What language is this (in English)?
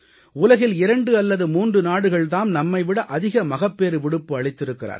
Tamil